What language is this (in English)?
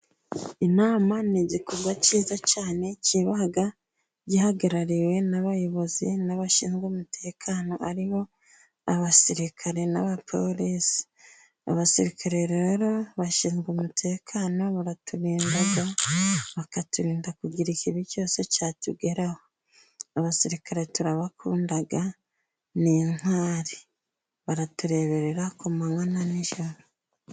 Kinyarwanda